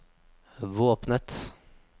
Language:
Norwegian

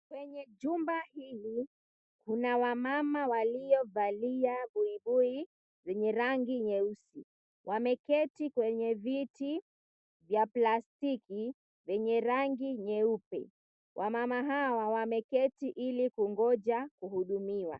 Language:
Swahili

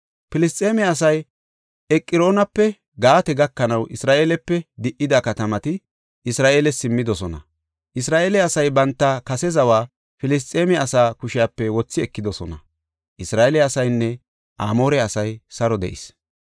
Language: Gofa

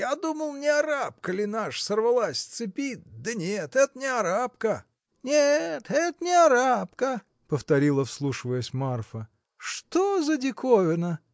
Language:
Russian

